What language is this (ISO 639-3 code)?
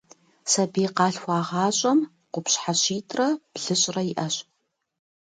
kbd